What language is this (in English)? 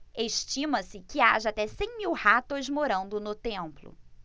Portuguese